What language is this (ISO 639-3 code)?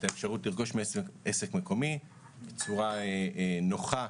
heb